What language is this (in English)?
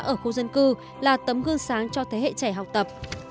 Vietnamese